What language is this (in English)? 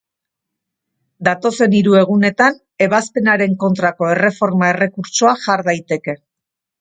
Basque